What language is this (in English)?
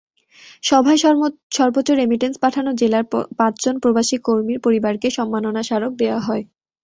Bangla